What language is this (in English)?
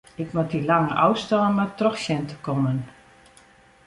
Western Frisian